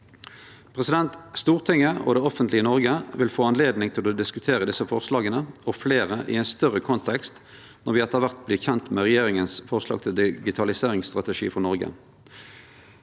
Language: Norwegian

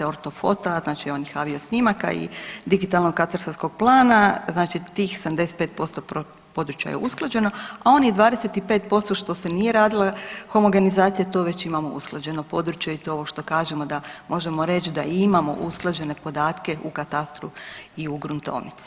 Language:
Croatian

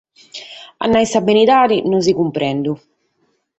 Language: Sardinian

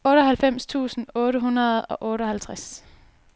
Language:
Danish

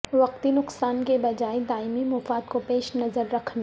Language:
Urdu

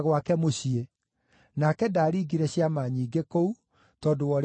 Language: Kikuyu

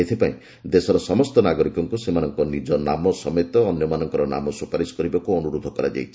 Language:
Odia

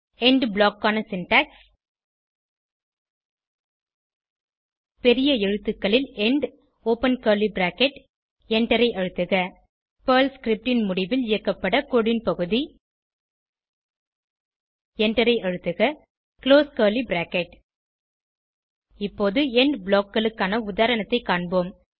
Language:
Tamil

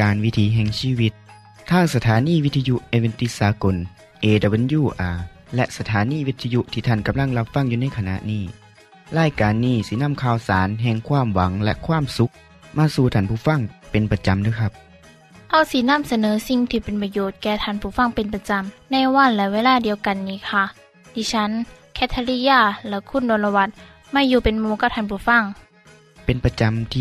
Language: Thai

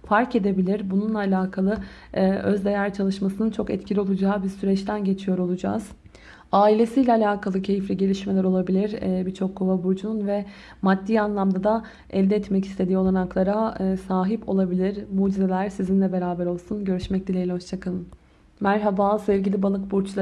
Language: Turkish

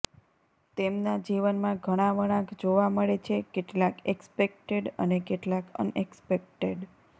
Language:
Gujarati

